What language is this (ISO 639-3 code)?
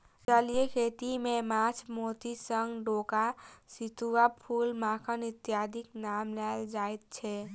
mai